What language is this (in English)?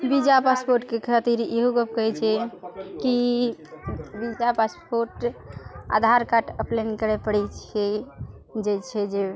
Maithili